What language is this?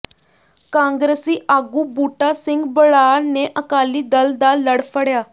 Punjabi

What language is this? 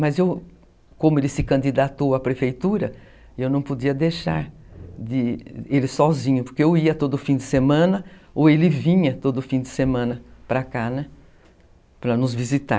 Portuguese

